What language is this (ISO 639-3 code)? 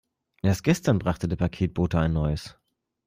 deu